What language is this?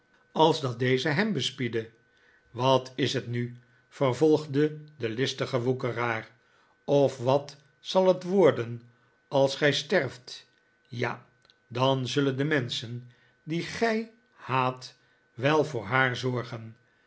Dutch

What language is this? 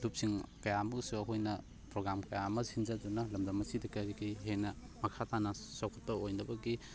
Manipuri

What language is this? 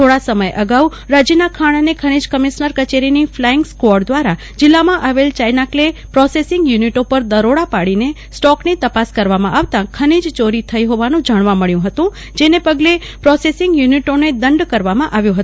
Gujarati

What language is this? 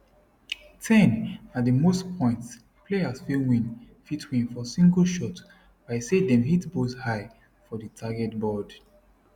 Nigerian Pidgin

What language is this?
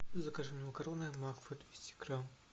Russian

